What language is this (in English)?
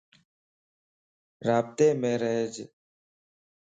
Lasi